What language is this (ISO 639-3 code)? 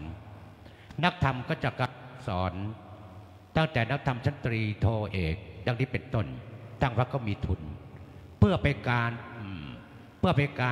tha